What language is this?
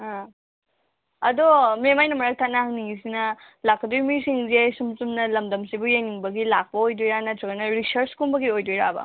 Manipuri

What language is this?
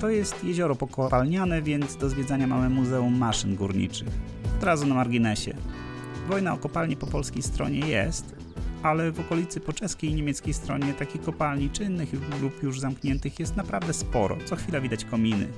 Polish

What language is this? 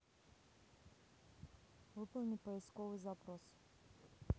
Russian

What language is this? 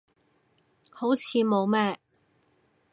Cantonese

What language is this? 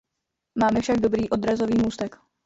Czech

